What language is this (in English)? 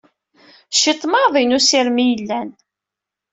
Kabyle